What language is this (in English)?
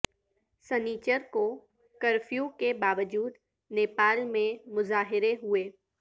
Urdu